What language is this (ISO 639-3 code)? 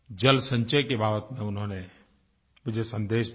hin